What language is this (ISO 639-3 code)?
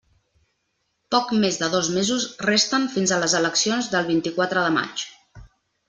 cat